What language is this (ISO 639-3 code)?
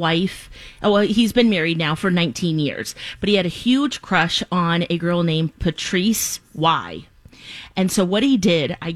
eng